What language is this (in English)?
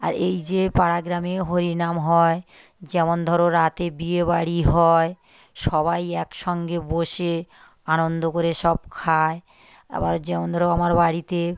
Bangla